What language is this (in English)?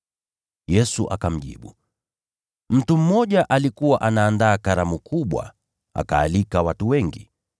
Swahili